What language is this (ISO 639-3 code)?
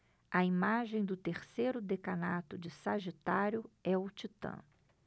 por